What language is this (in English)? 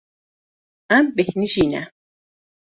Kurdish